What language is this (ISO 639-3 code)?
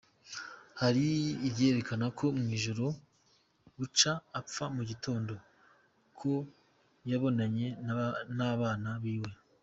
kin